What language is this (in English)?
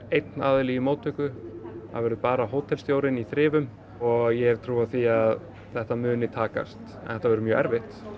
Icelandic